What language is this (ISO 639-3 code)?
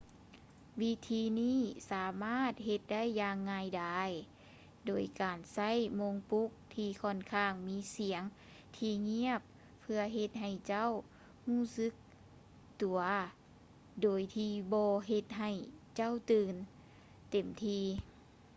lao